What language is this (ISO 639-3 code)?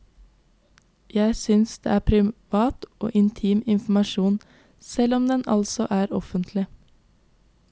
nor